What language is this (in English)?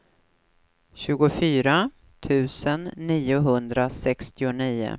Swedish